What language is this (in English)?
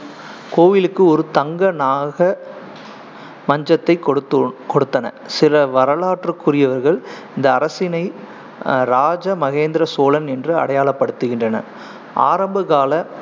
Tamil